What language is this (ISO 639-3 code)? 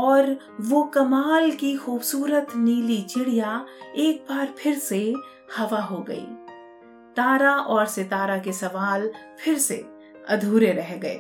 hin